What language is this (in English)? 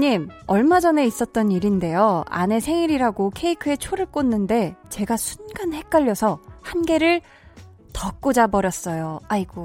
Korean